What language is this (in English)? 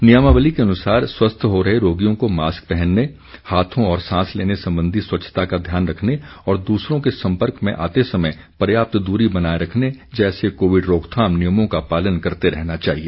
Hindi